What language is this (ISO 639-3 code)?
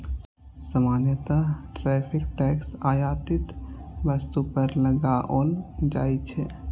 mai